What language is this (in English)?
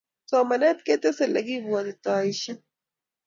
Kalenjin